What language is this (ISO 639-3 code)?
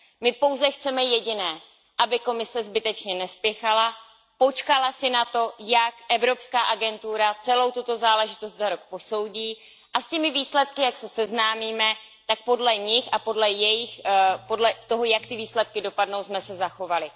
ces